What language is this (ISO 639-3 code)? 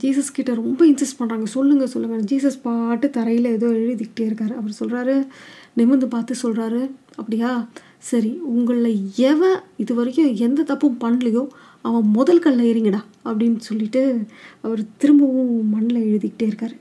tam